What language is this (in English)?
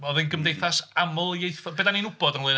Welsh